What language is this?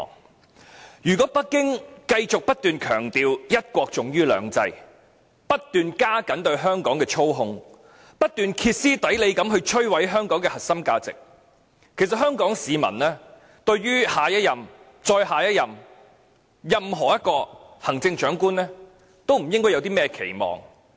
Cantonese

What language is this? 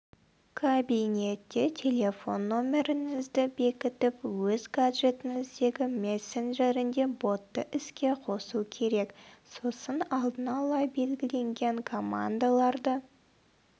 Kazakh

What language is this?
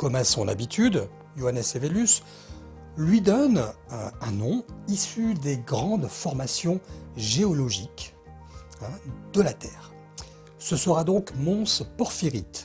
French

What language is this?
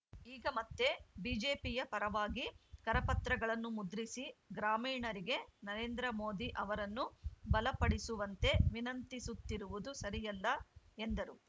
Kannada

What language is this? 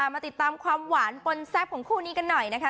Thai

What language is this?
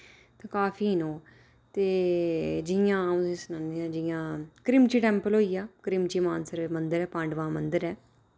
Dogri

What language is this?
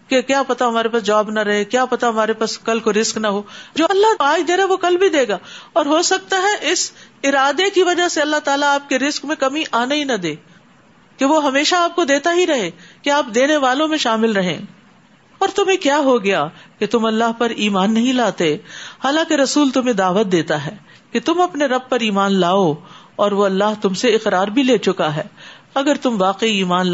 Urdu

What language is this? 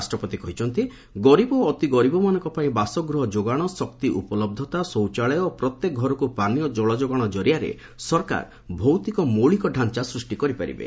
Odia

